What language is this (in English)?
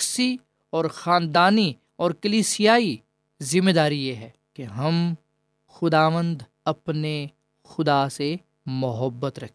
Urdu